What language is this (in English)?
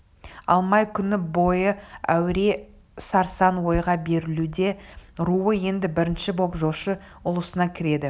Kazakh